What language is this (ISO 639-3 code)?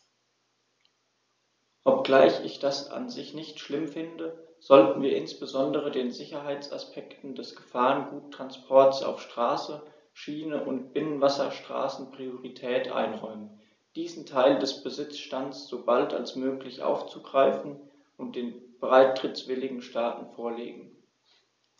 deu